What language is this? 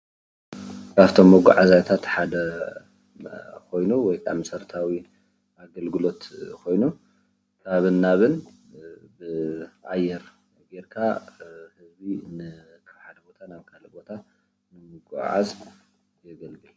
Tigrinya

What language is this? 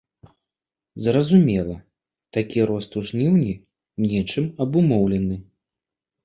Belarusian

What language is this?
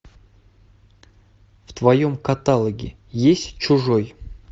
Russian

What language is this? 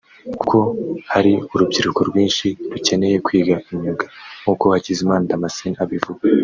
Kinyarwanda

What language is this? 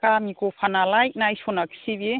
Bodo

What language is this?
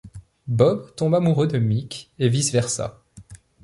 French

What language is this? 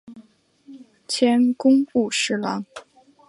Chinese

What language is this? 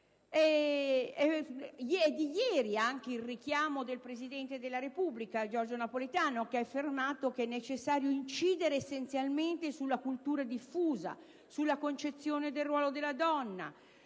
Italian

